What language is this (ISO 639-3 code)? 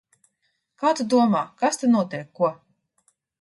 lav